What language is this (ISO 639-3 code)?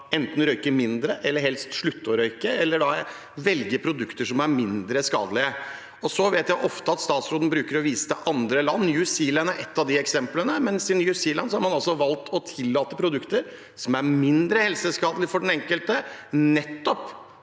nor